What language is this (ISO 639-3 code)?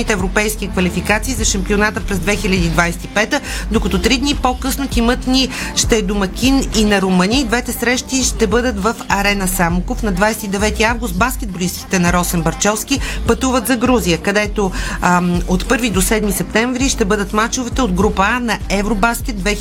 bul